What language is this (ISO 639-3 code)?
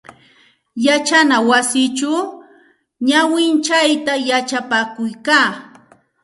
qxt